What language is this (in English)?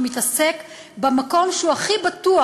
Hebrew